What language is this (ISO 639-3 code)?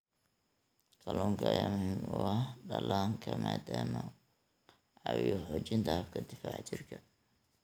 som